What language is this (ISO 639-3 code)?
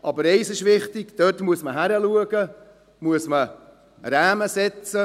gsw